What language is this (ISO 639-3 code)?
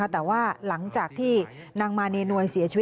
tha